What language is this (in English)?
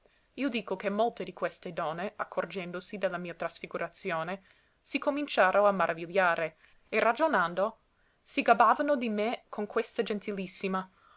Italian